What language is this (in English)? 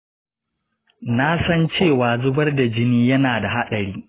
Hausa